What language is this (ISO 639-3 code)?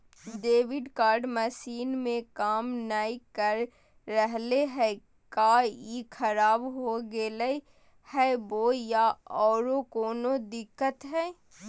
mag